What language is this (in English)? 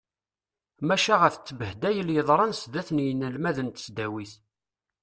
Kabyle